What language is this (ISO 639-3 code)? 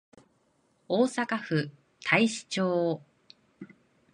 jpn